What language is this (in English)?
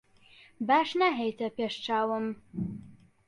Central Kurdish